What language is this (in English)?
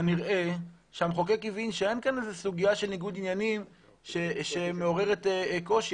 Hebrew